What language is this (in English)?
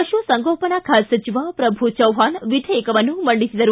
Kannada